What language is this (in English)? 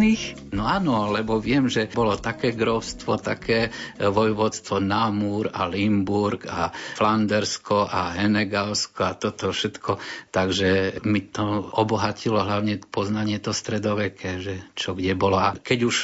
Slovak